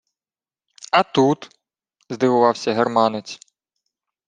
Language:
Ukrainian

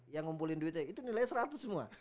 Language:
Indonesian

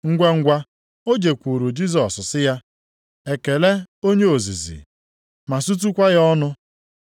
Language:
Igbo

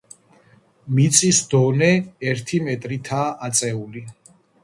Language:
Georgian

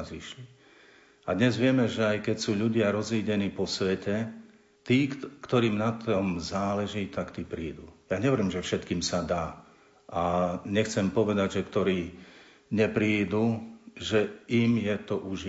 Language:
Slovak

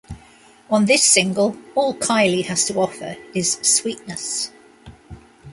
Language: English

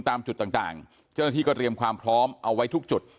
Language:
Thai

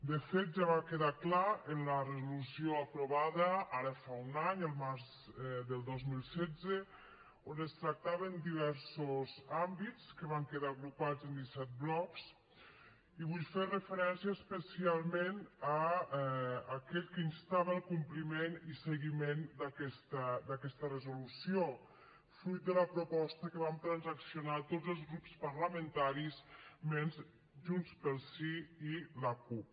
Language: Catalan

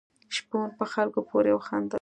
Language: Pashto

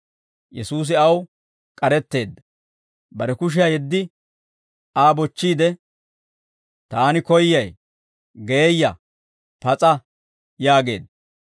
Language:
Dawro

